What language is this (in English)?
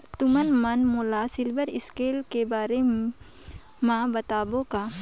Chhattisgarhi